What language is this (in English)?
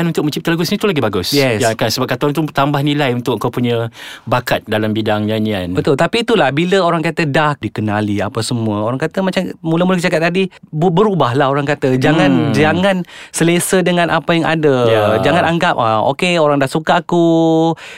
Malay